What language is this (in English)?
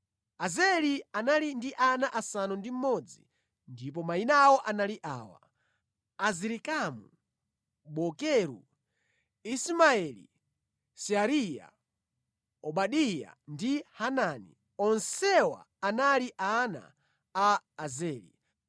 Nyanja